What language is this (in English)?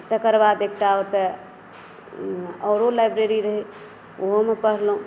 Maithili